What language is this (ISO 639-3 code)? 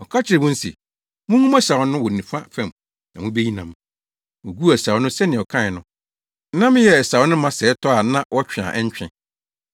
aka